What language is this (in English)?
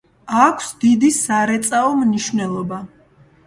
Georgian